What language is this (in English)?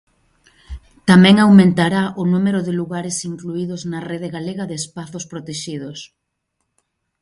Galician